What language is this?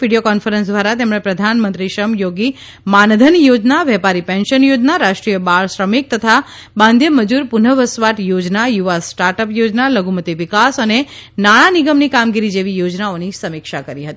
Gujarati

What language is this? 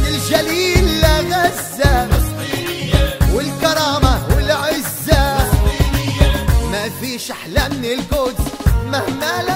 Arabic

